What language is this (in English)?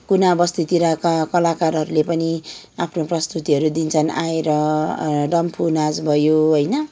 Nepali